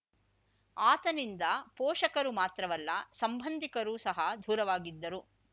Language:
Kannada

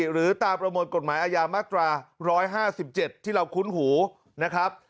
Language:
Thai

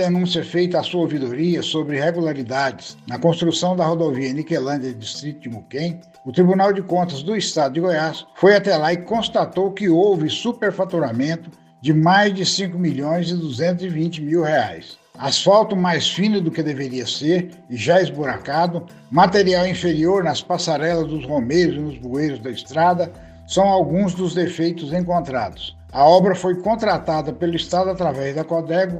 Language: Portuguese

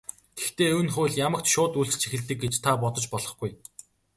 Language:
Mongolian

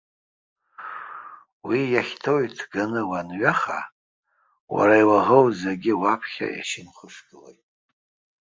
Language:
Abkhazian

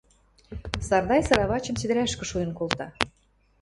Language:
Western Mari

